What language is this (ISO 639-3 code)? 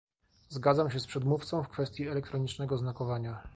pol